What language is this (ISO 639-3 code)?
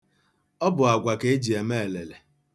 ibo